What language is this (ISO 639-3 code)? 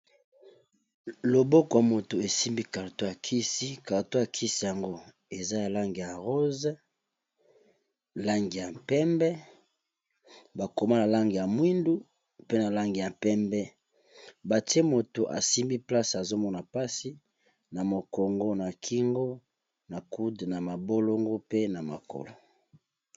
lin